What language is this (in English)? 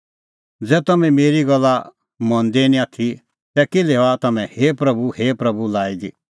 Kullu Pahari